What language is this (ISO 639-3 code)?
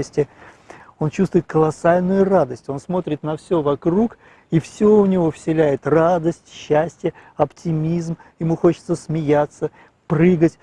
rus